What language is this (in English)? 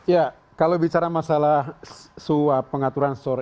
Indonesian